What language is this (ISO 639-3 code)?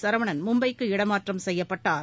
tam